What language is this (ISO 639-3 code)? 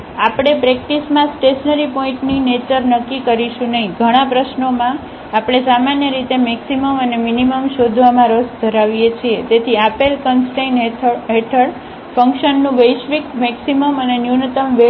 guj